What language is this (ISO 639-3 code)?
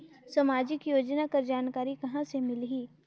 hne